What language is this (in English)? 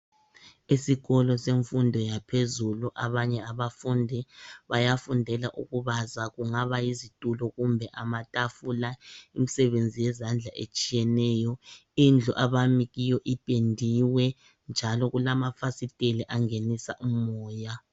North Ndebele